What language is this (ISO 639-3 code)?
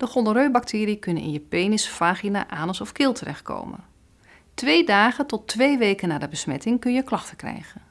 nld